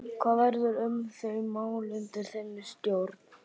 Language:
Icelandic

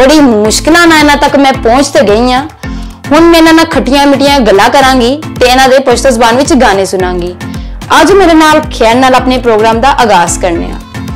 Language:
Hindi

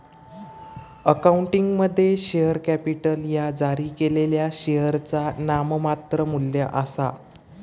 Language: Marathi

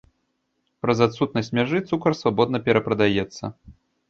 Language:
Belarusian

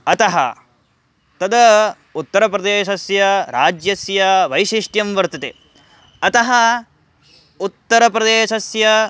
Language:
Sanskrit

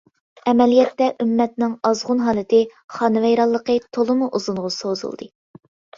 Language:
Uyghur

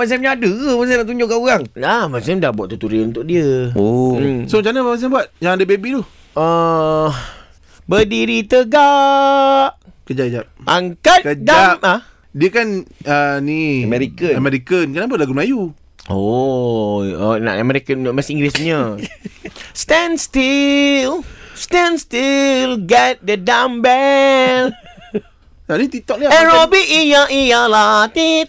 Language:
Malay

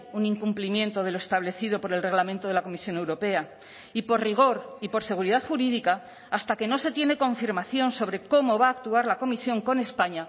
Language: Spanish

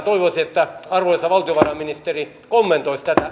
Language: Finnish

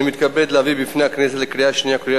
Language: Hebrew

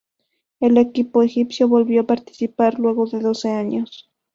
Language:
Spanish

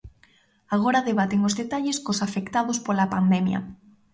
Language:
Galician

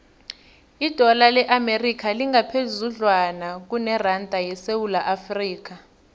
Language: South Ndebele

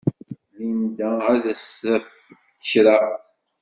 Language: Kabyle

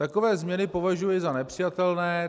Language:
Czech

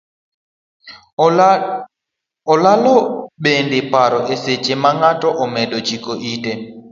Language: Luo (Kenya and Tanzania)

